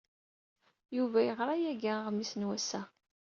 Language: Kabyle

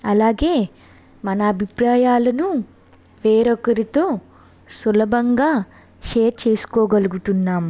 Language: Telugu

